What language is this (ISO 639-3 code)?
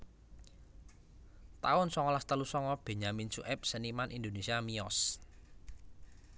jav